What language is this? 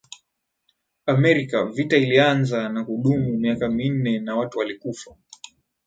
Swahili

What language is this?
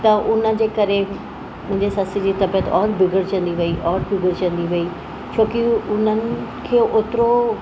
Sindhi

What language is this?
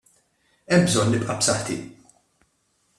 Maltese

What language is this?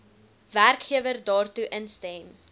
Afrikaans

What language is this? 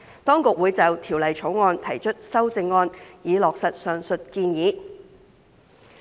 Cantonese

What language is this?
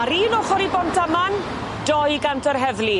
Welsh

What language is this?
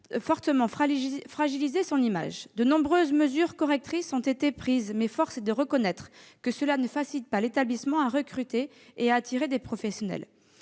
French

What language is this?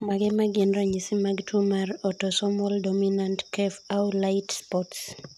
Luo (Kenya and Tanzania)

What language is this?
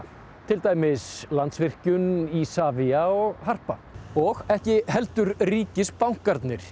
Icelandic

